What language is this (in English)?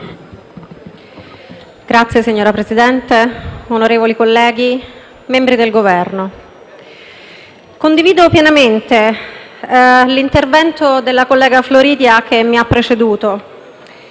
Italian